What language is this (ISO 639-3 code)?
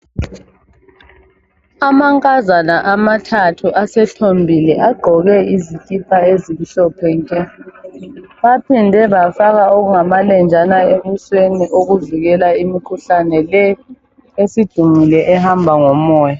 nde